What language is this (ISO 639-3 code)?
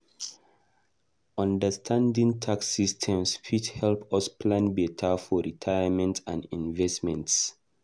pcm